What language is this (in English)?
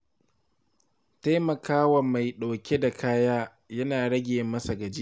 Hausa